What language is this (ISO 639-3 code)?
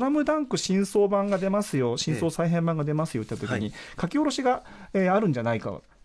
jpn